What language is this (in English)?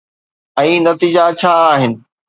Sindhi